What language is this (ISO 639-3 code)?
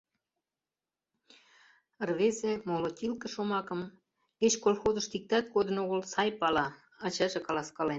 chm